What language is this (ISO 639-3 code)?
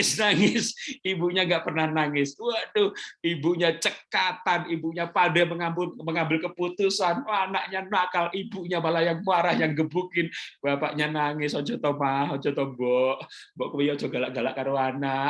ind